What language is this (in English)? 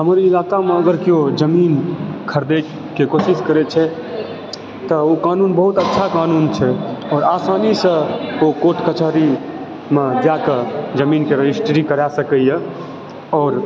Maithili